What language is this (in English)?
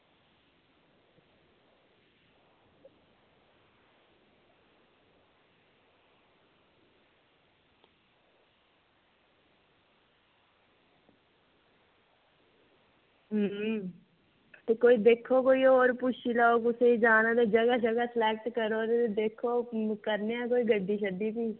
Dogri